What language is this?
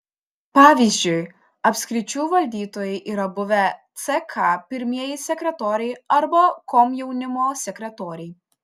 Lithuanian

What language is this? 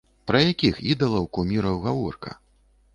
Belarusian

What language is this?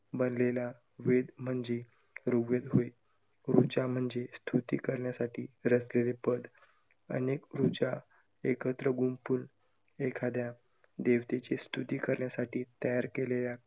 Marathi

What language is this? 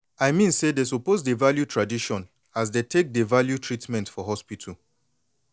Nigerian Pidgin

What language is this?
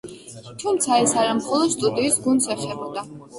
Georgian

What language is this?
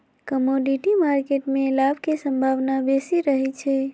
Magahi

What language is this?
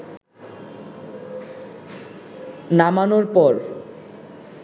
Bangla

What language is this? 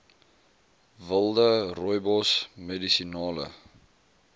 Afrikaans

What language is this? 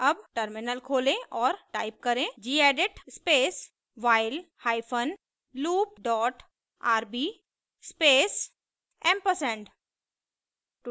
Hindi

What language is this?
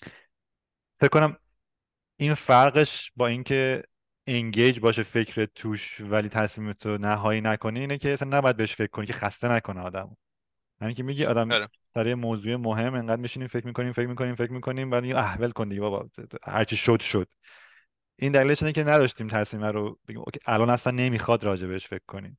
Persian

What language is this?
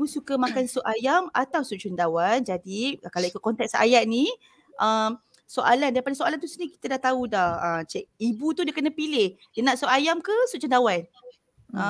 Malay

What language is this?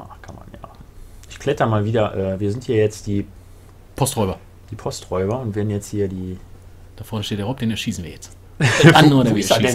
German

